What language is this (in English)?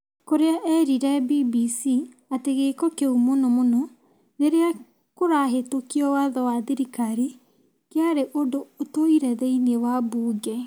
Kikuyu